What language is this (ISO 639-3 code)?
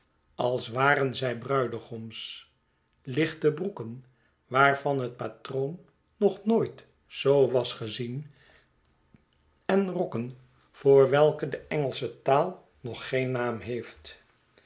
nld